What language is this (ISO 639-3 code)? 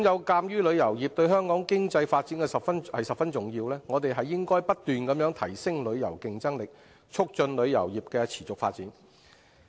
yue